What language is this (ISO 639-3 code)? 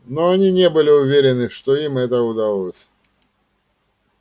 rus